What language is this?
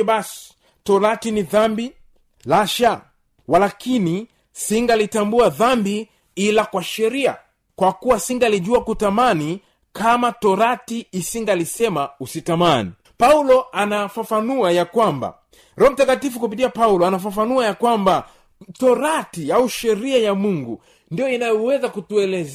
Swahili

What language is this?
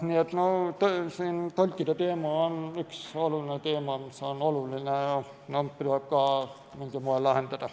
Estonian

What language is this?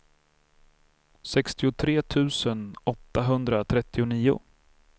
Swedish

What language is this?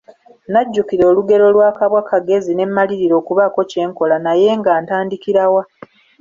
Ganda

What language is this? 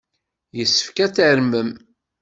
Kabyle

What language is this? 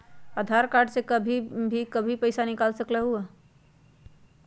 Magahi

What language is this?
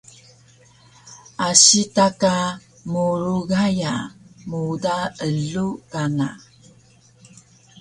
Taroko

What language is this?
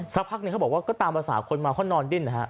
Thai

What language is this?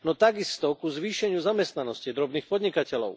Slovak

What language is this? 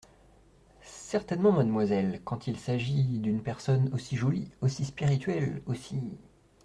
French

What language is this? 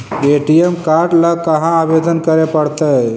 Magahi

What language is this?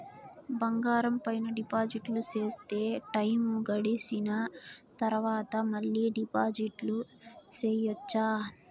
Telugu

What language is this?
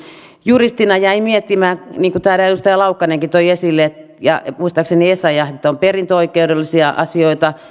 Finnish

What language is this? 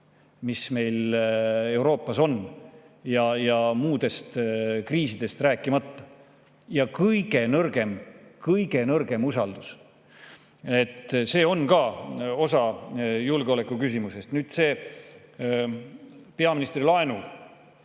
Estonian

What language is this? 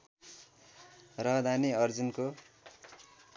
Nepali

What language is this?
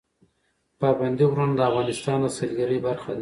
Pashto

